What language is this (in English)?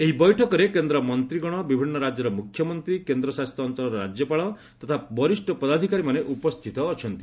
Odia